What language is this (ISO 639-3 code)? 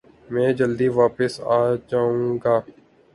urd